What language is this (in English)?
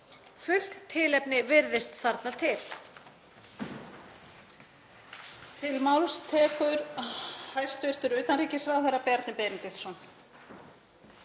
Icelandic